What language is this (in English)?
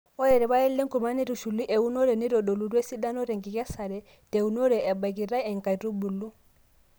Masai